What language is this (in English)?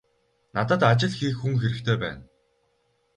Mongolian